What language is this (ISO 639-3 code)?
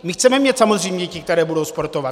ces